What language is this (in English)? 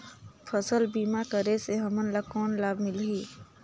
Chhattisgarhi